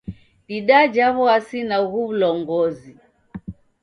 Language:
Taita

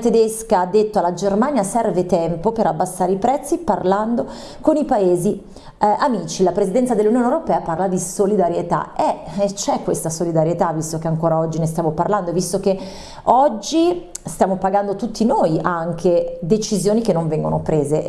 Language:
Italian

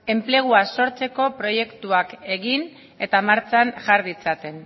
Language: Basque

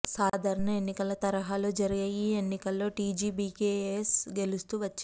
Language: Telugu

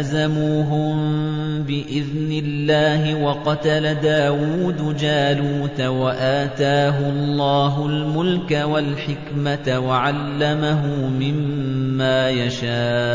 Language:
Arabic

